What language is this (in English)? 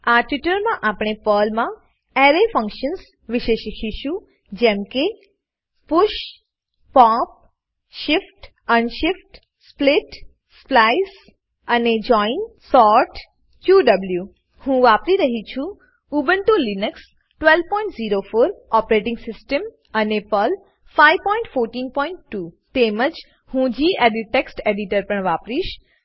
Gujarati